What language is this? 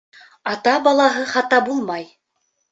Bashkir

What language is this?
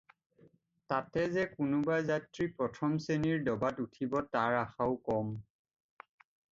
Assamese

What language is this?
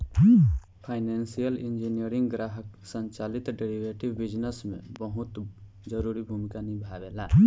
Bhojpuri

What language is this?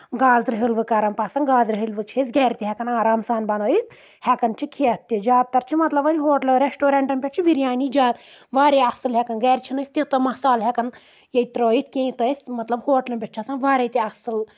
Kashmiri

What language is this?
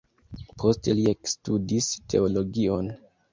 Esperanto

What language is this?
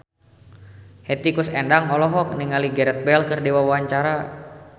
Sundanese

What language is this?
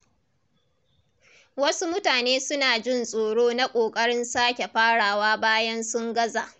Hausa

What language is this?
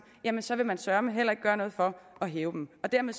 Danish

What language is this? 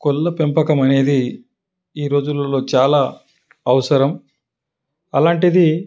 Telugu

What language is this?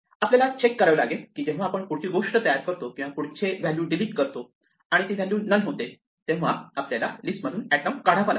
Marathi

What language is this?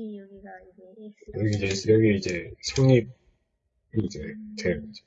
Korean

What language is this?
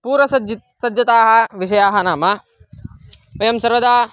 Sanskrit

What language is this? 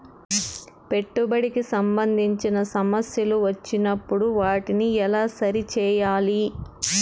Telugu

